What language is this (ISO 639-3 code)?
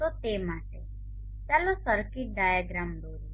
guj